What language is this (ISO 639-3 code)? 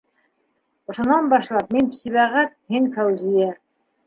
bak